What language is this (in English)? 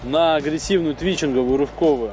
Russian